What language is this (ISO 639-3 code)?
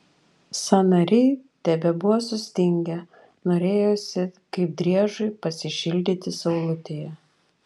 lit